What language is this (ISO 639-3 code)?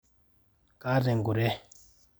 mas